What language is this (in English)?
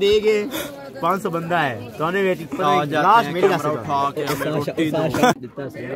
Hindi